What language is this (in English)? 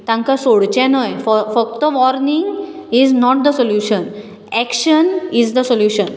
Konkani